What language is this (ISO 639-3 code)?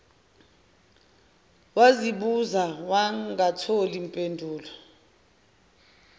zul